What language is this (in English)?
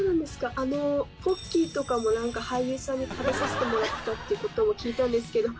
Japanese